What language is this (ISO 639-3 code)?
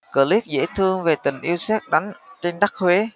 vie